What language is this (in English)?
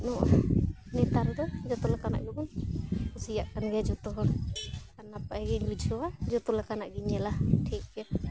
Santali